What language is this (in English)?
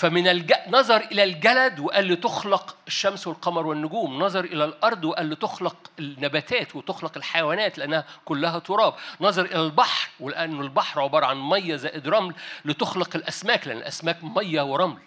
Arabic